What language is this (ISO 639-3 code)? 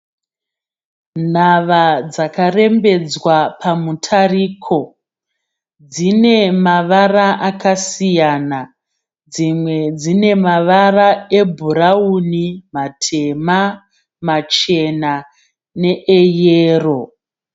sna